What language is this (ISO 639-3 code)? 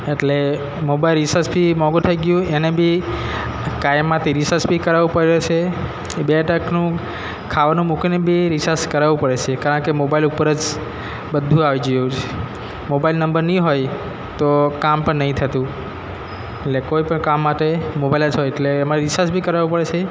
guj